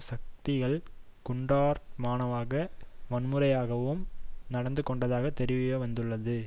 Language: Tamil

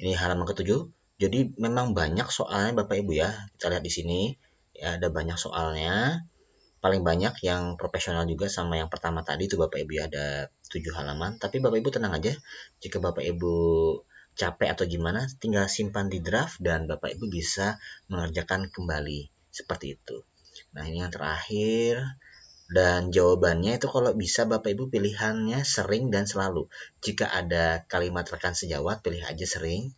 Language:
Indonesian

